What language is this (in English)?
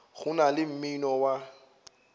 Northern Sotho